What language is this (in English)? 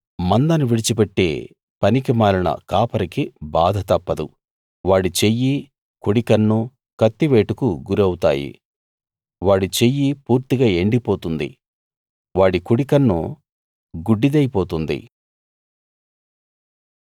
Telugu